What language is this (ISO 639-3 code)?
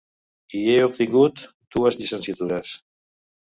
cat